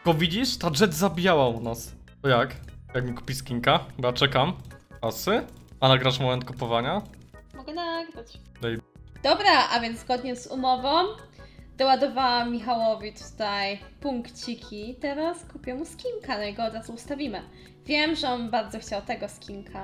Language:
Polish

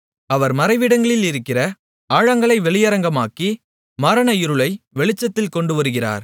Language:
Tamil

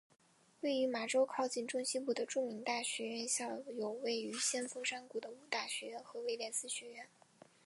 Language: Chinese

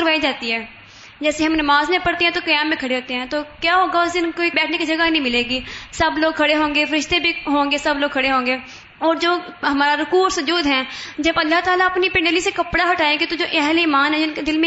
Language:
Urdu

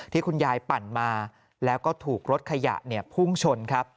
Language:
Thai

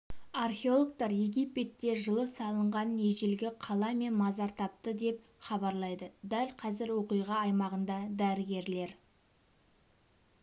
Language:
Kazakh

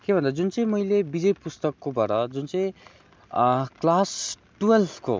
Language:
Nepali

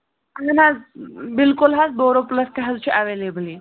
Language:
Kashmiri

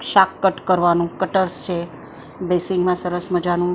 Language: Gujarati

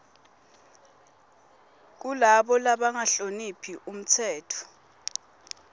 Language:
Swati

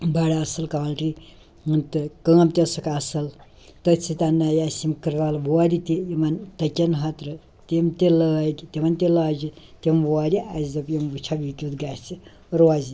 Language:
Kashmiri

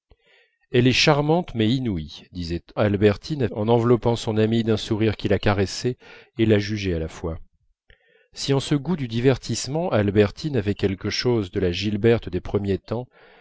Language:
French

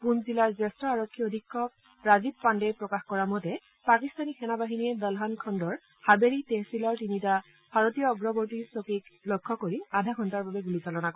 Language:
Assamese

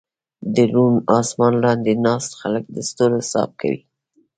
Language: Pashto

